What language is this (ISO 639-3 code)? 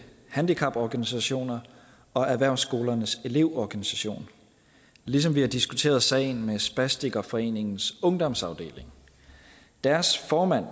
dan